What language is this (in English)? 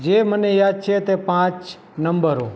Gujarati